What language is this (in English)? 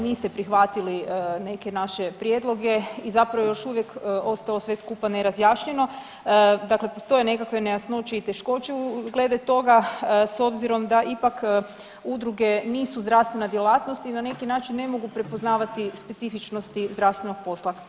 Croatian